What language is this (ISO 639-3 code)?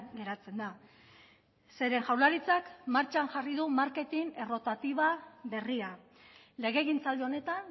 eus